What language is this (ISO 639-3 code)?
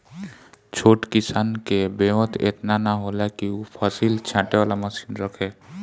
bho